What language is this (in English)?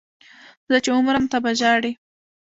Pashto